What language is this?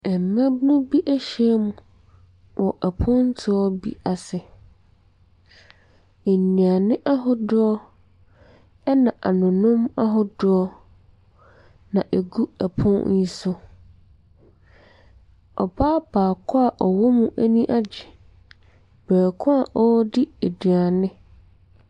Akan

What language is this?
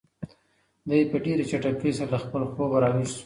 Pashto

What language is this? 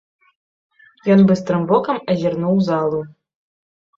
Belarusian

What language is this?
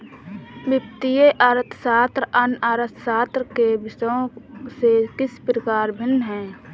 Hindi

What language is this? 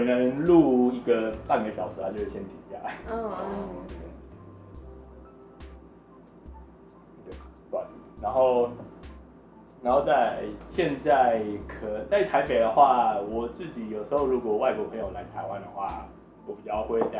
Chinese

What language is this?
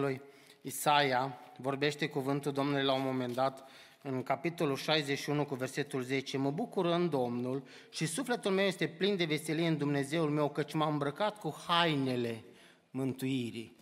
Romanian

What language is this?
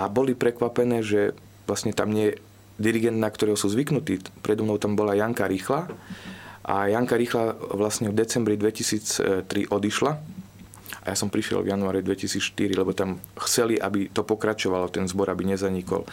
Slovak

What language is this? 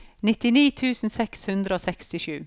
Norwegian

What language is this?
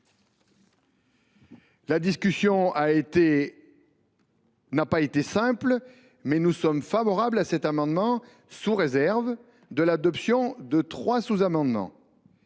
French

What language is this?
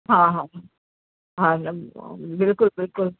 Sindhi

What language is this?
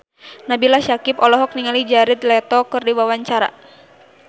Sundanese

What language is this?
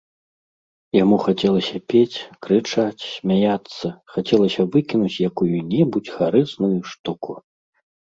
Belarusian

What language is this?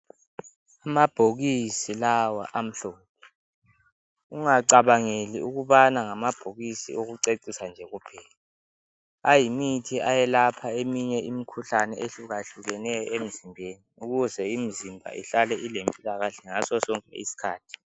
North Ndebele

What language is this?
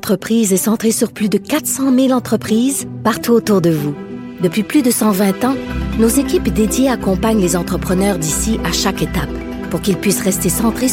French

